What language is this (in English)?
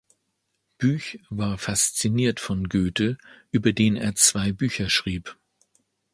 German